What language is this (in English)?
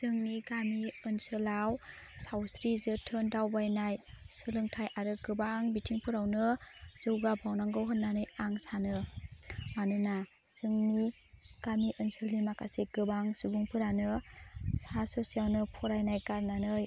Bodo